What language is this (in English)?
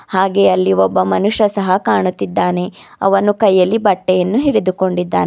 Kannada